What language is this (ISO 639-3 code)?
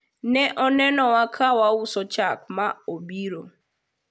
luo